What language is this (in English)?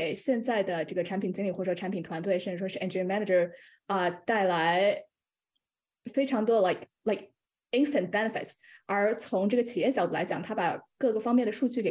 Chinese